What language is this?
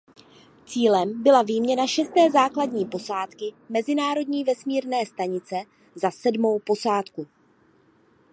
Czech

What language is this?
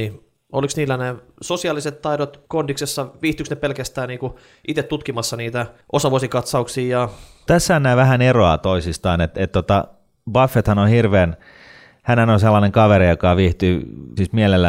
Finnish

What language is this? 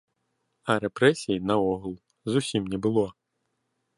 Belarusian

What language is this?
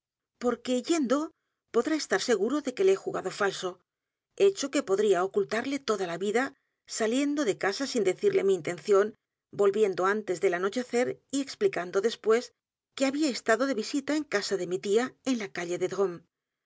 Spanish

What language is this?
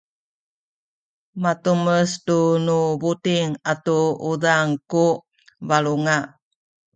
Sakizaya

